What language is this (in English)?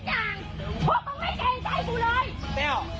Thai